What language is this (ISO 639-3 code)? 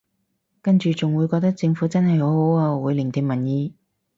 yue